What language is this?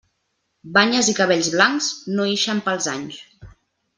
Catalan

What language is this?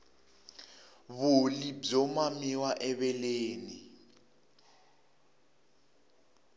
Tsonga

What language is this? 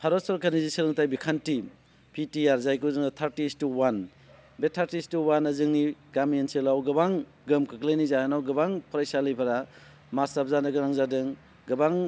Bodo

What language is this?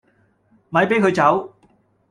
Cantonese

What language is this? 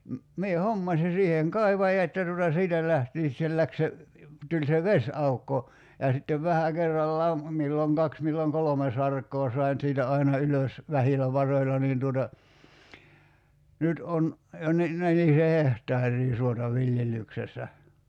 Finnish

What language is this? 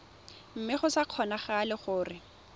Tswana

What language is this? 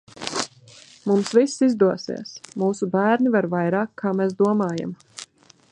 Latvian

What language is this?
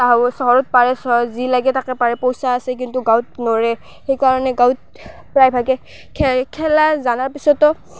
Assamese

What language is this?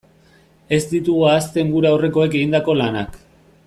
Basque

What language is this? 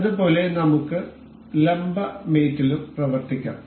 Malayalam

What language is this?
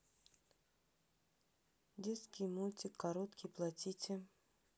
Russian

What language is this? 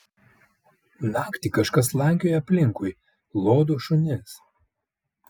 Lithuanian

